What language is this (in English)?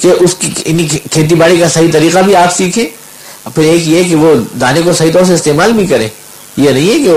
Urdu